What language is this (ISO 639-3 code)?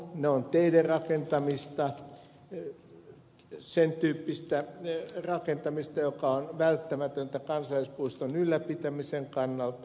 fin